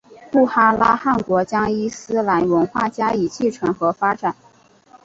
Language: Chinese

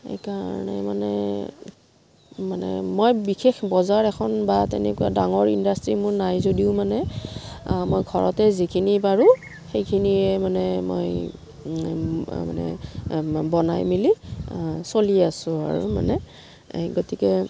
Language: Assamese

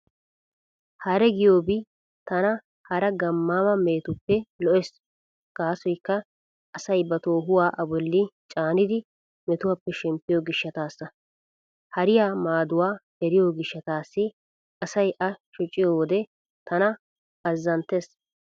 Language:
Wolaytta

